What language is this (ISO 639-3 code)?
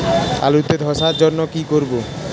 ben